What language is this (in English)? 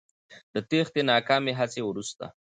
Pashto